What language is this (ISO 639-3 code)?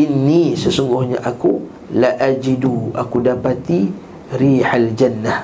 msa